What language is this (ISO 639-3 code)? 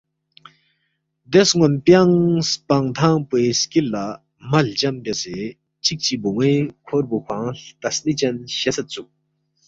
bft